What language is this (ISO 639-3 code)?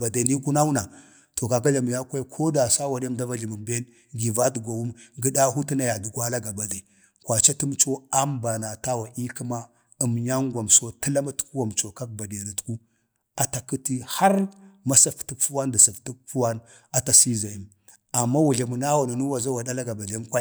bde